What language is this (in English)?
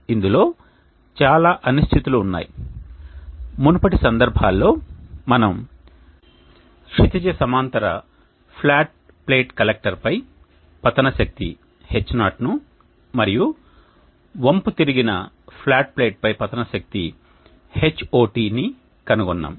Telugu